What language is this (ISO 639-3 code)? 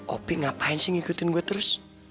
ind